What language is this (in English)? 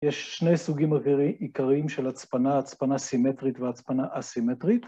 Hebrew